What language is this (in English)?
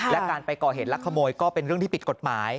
Thai